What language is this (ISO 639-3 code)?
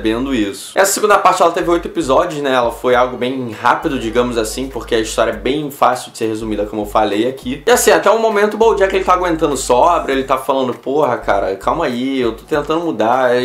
por